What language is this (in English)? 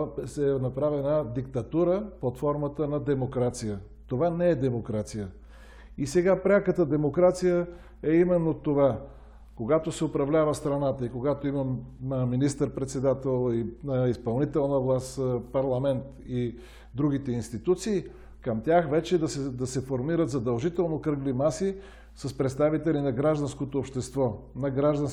Bulgarian